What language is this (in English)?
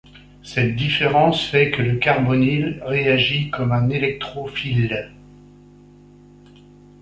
French